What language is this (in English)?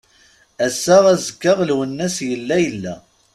Kabyle